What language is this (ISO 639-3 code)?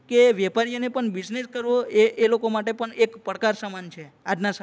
guj